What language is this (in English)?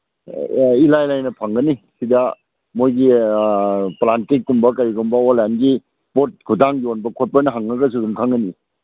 Manipuri